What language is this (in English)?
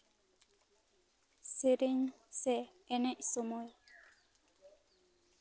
Santali